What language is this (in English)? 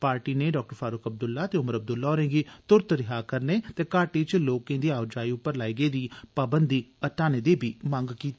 Dogri